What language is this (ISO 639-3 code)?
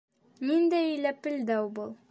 bak